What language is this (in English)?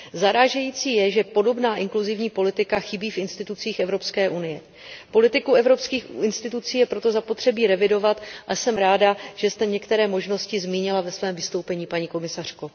Czech